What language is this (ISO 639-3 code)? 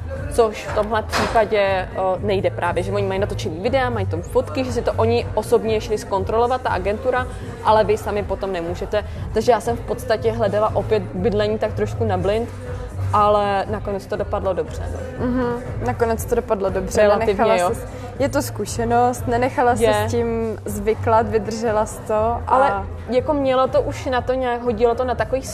ces